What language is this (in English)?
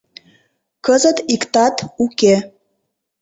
Mari